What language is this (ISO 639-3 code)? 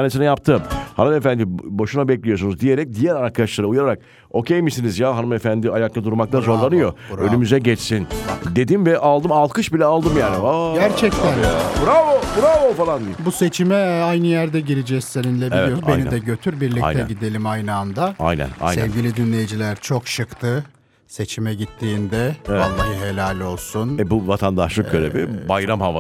tur